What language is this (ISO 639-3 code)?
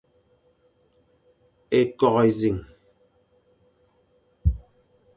fan